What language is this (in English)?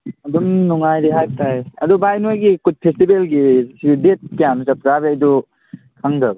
Manipuri